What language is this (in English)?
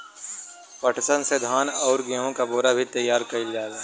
Bhojpuri